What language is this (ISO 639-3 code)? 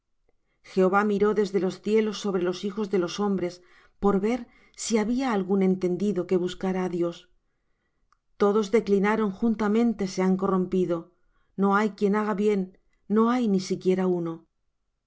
spa